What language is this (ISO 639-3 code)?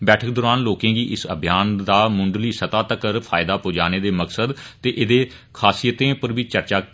doi